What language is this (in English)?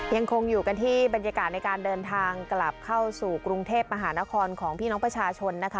Thai